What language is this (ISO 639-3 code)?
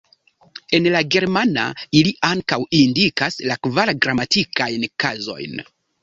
epo